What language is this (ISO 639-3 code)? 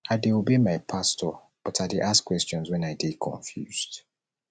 pcm